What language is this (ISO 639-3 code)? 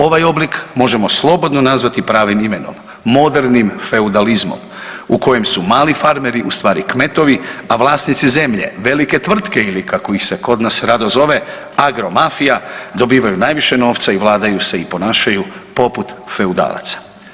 hrv